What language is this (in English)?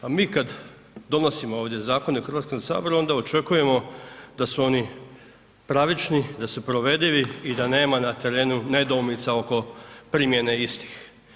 Croatian